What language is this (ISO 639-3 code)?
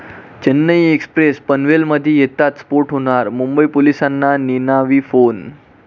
mar